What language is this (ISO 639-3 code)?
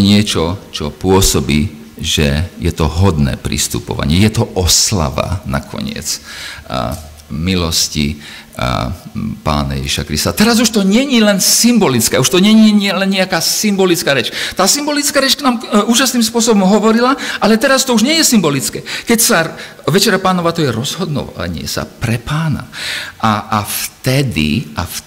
slk